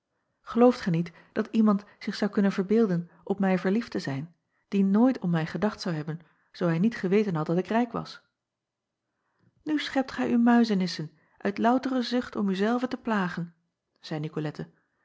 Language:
Dutch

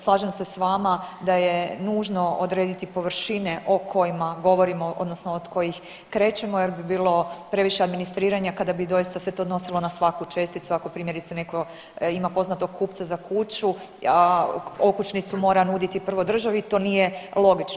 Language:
Croatian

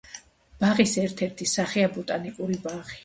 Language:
Georgian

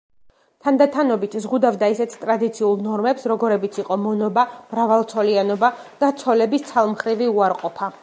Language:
Georgian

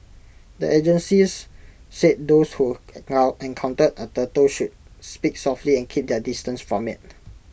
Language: English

